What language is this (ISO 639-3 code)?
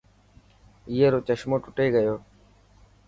mki